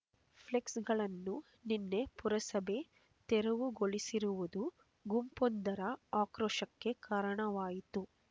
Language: Kannada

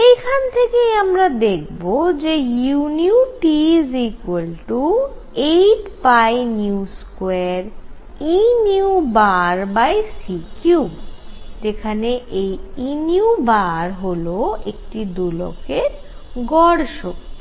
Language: Bangla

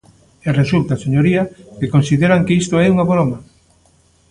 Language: Galician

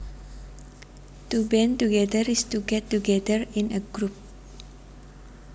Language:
Javanese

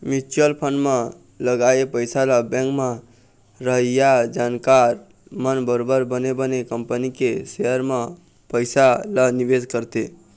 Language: Chhattisgarhi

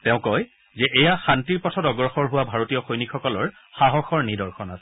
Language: Assamese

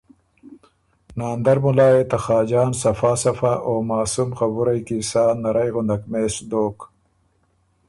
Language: Ormuri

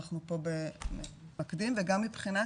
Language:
Hebrew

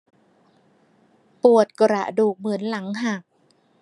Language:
Thai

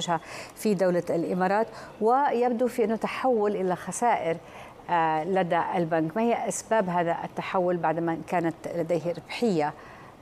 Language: Arabic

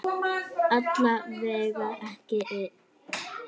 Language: Icelandic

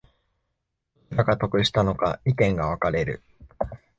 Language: Japanese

